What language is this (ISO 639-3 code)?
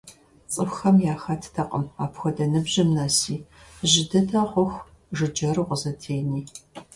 kbd